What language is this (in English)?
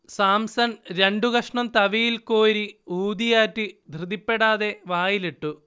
Malayalam